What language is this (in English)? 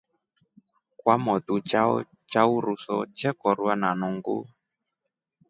Rombo